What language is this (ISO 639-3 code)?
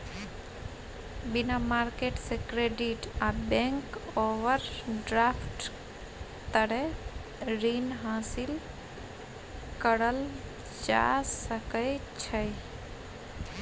mai